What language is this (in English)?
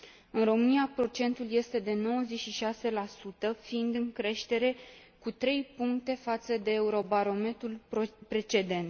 Romanian